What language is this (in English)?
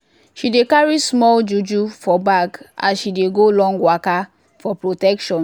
Nigerian Pidgin